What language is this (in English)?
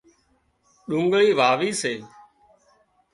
Wadiyara Koli